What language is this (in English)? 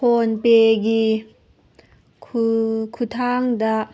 Manipuri